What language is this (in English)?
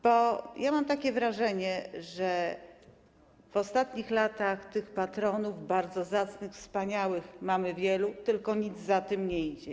Polish